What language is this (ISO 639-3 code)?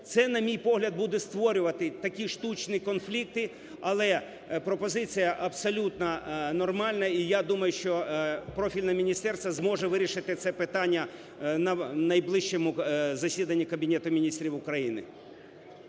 ukr